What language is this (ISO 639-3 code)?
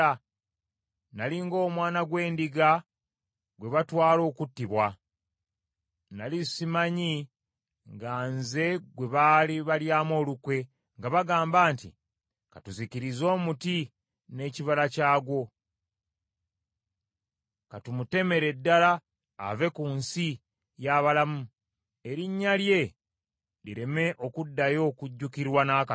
lug